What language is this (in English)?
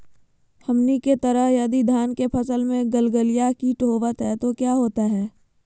Magahi